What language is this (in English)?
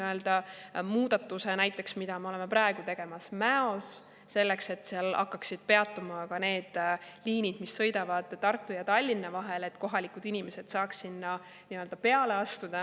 Estonian